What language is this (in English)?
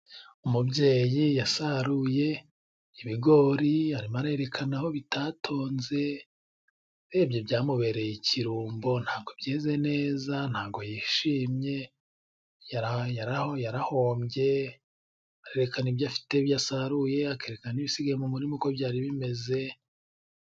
Kinyarwanda